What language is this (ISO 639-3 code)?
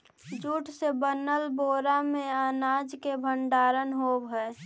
mag